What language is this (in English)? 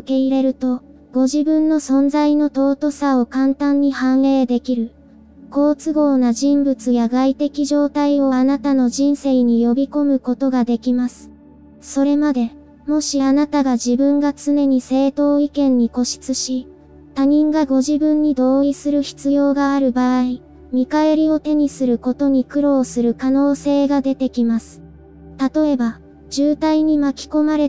Japanese